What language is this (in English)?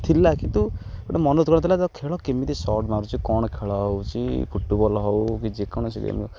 Odia